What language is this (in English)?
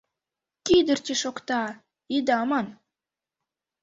Mari